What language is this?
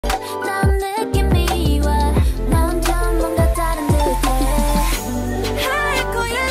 Korean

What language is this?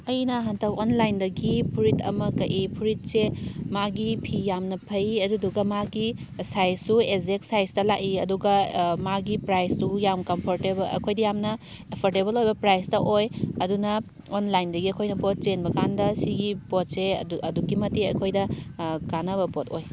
Manipuri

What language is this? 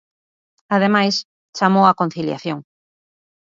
Galician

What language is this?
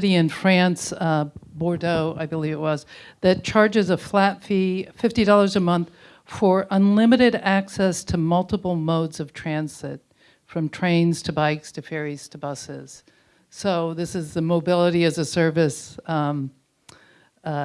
English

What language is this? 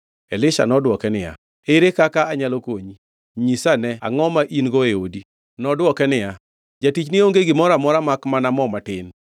Luo (Kenya and Tanzania)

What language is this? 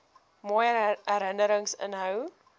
Afrikaans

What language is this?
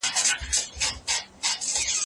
Pashto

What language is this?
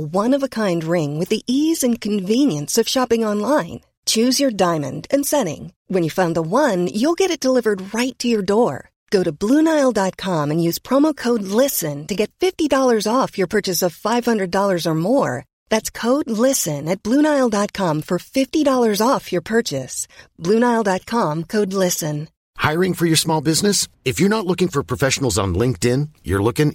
Persian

